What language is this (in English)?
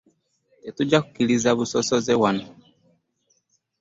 Ganda